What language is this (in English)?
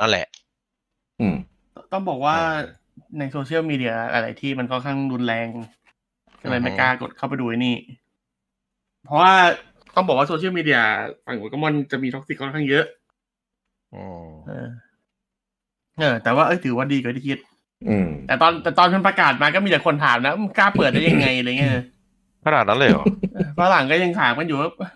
Thai